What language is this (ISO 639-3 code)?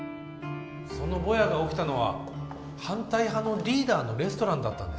jpn